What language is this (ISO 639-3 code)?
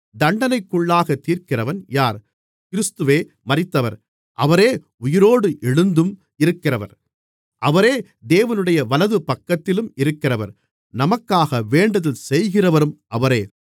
tam